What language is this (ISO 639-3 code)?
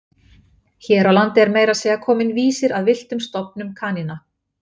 isl